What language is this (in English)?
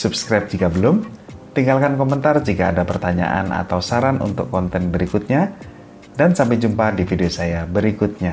Indonesian